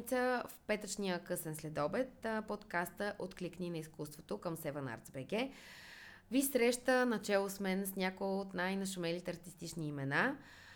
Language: Bulgarian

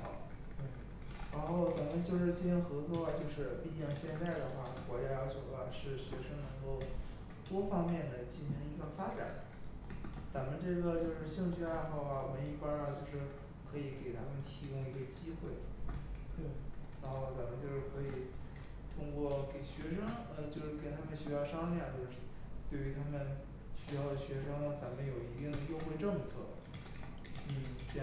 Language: Chinese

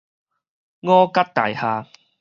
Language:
Min Nan Chinese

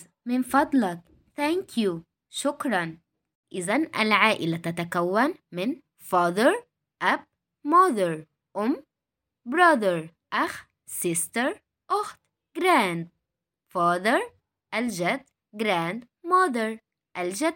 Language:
Arabic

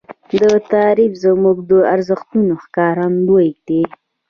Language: Pashto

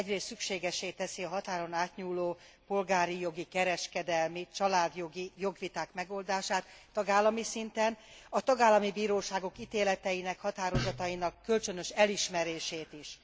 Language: Hungarian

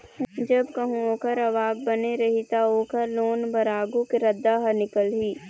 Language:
Chhattisgarhi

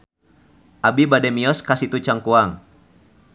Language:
Sundanese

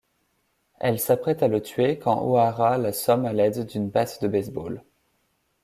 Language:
French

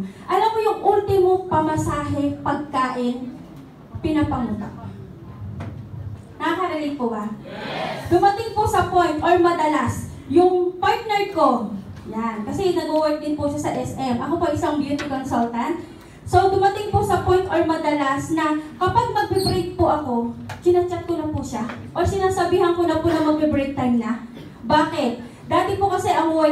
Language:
Filipino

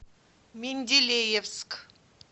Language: Russian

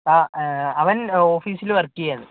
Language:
Malayalam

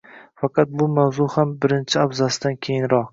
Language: Uzbek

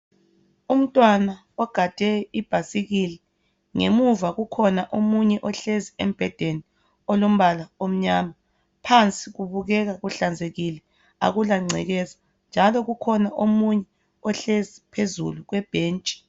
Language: North Ndebele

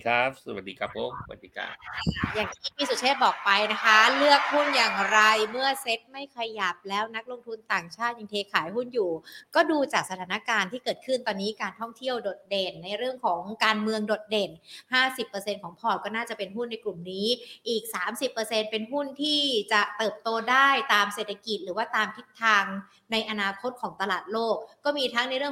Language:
Thai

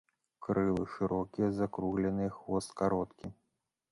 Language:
Belarusian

